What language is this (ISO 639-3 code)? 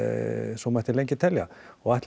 isl